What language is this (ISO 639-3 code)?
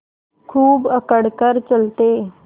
hin